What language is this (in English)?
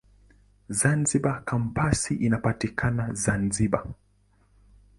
Swahili